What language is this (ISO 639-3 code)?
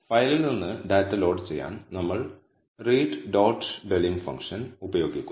mal